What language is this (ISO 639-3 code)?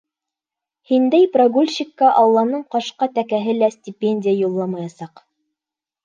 bak